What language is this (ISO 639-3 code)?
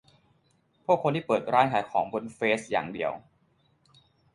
tha